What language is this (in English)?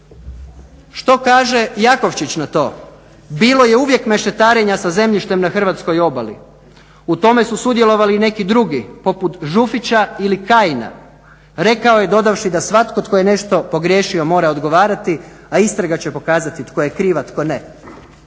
Croatian